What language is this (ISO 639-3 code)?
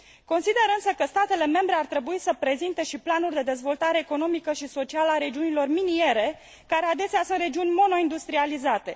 ron